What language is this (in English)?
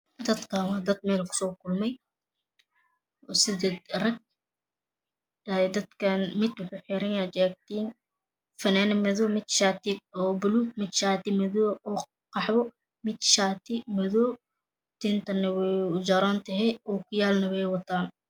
Somali